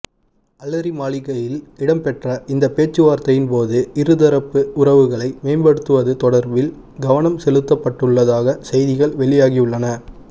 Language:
Tamil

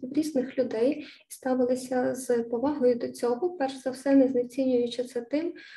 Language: Ukrainian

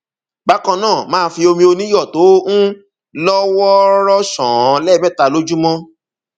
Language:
Yoruba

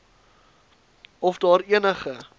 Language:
Afrikaans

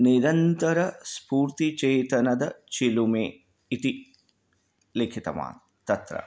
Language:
Sanskrit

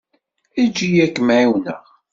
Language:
Kabyle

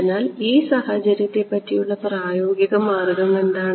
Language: Malayalam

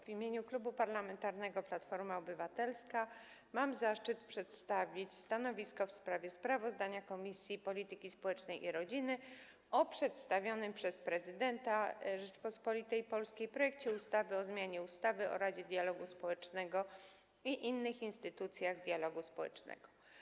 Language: Polish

